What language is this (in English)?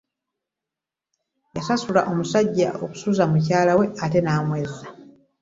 Ganda